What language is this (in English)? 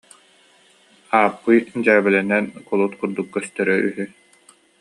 Yakut